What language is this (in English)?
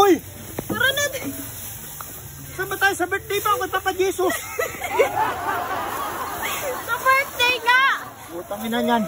Indonesian